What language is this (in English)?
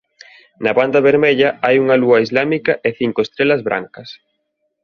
Galician